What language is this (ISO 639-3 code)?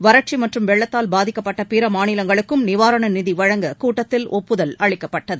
tam